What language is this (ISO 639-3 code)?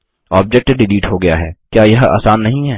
hin